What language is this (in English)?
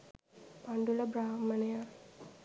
Sinhala